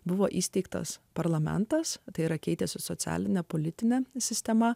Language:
Lithuanian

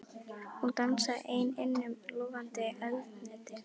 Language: Icelandic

